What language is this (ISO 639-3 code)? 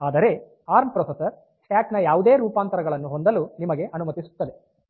kan